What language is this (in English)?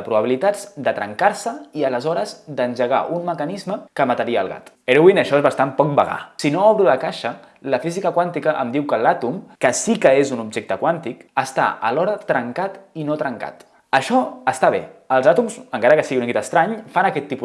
Catalan